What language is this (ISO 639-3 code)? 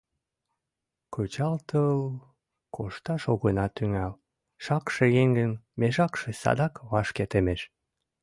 chm